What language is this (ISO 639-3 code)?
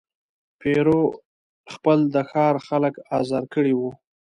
pus